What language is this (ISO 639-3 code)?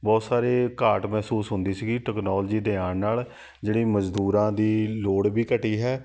pan